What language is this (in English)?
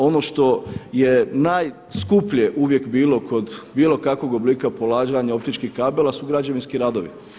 Croatian